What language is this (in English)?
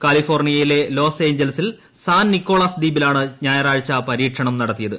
Malayalam